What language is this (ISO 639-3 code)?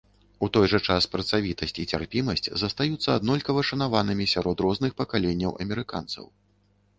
bel